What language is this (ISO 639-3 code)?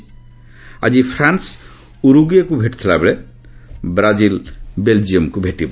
ori